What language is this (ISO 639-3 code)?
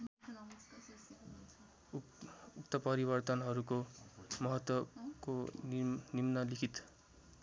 nep